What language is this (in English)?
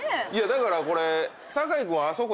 Japanese